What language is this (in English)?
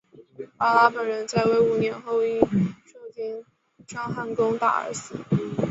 Chinese